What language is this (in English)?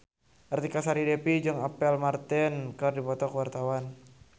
Sundanese